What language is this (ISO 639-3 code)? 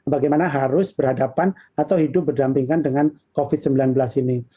ind